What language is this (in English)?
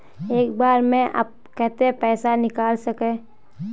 Magahi